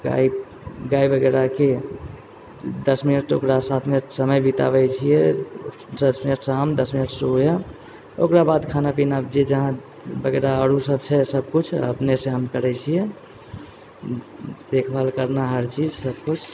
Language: Maithili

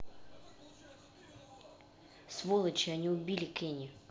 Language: Russian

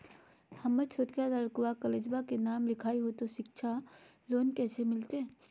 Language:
Magahi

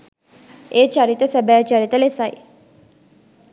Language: Sinhala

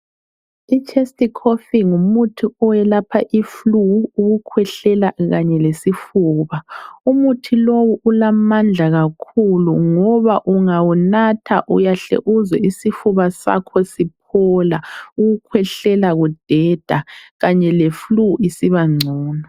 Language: North Ndebele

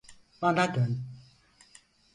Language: Turkish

